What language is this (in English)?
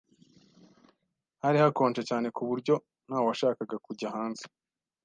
Kinyarwanda